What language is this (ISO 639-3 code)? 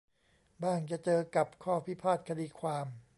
tha